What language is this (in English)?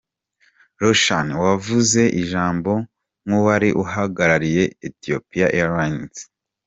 Kinyarwanda